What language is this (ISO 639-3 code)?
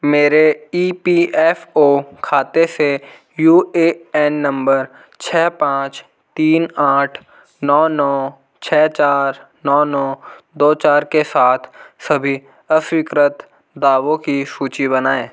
hin